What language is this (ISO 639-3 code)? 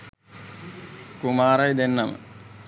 sin